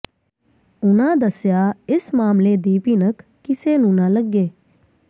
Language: Punjabi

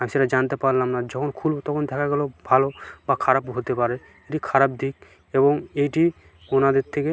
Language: Bangla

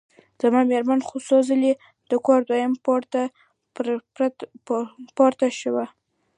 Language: Pashto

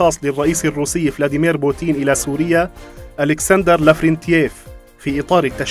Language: Arabic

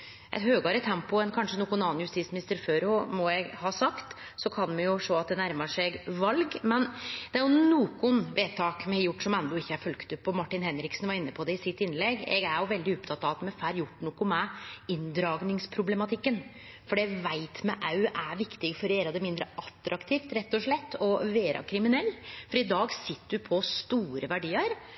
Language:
Norwegian Nynorsk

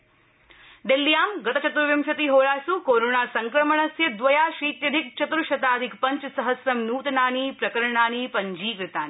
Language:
Sanskrit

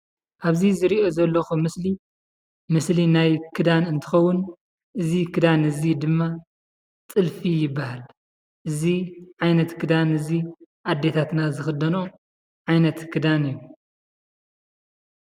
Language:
Tigrinya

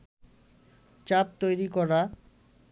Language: Bangla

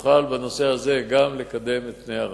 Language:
Hebrew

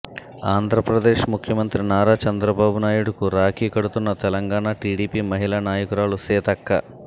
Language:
Telugu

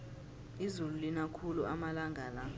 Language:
South Ndebele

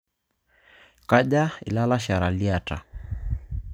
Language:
Masai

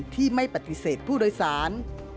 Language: Thai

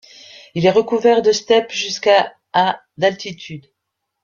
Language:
French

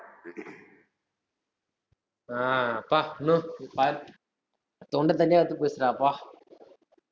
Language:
Tamil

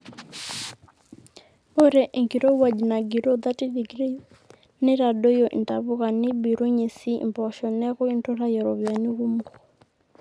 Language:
Masai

